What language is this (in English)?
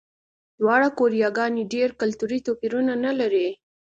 Pashto